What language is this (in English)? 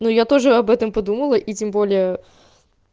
Russian